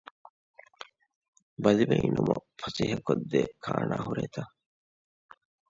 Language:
Divehi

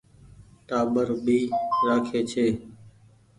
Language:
Goaria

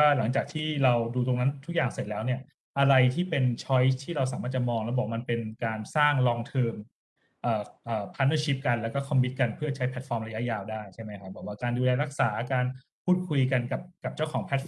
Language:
Thai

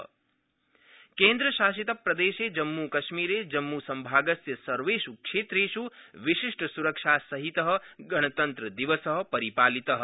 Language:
Sanskrit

